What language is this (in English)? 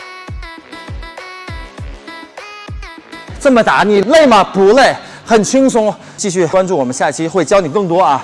Chinese